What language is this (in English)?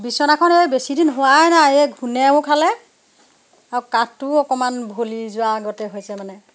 Assamese